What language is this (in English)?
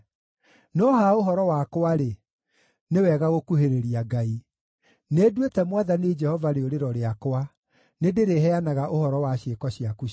Kikuyu